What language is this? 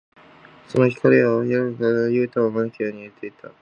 Japanese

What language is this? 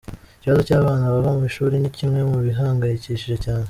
Kinyarwanda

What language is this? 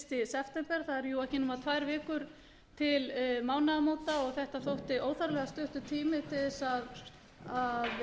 Icelandic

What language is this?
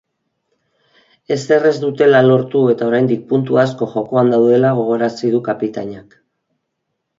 Basque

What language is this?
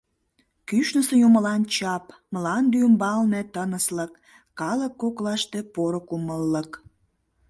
Mari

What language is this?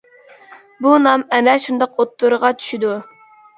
Uyghur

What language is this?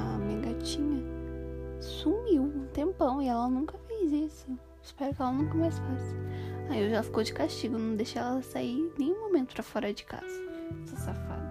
Portuguese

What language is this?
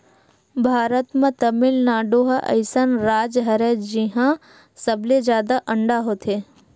Chhattisgarhi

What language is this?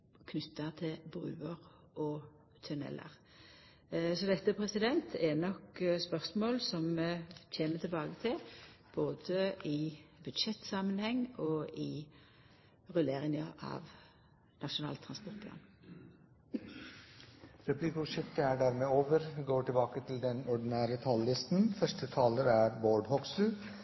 Norwegian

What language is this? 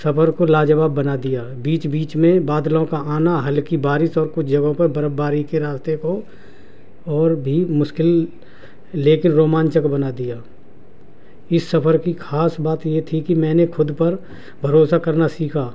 Urdu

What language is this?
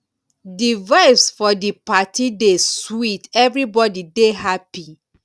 Nigerian Pidgin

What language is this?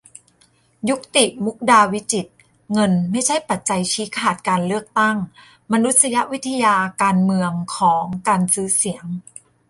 Thai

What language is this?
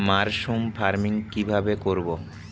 Bangla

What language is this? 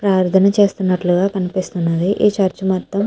Telugu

